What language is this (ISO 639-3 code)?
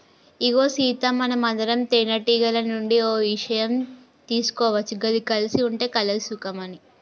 tel